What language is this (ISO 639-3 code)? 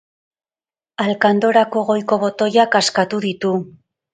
eus